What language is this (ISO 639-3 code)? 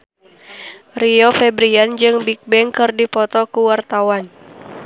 sun